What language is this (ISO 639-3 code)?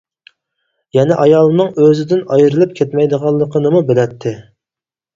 uig